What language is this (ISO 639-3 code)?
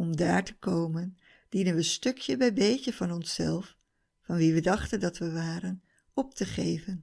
nld